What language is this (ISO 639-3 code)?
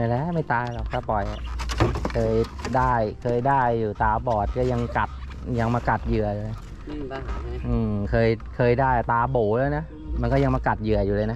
tha